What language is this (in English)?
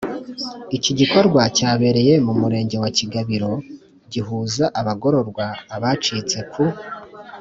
Kinyarwanda